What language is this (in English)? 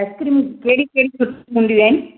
Sindhi